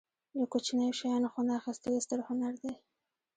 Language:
Pashto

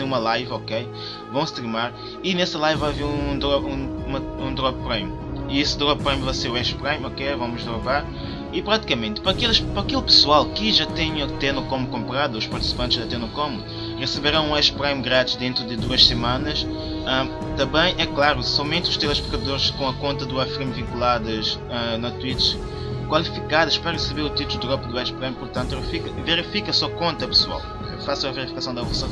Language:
Portuguese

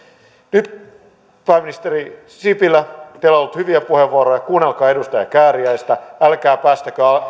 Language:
Finnish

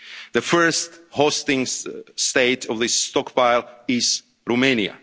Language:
English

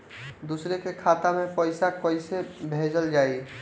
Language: Bhojpuri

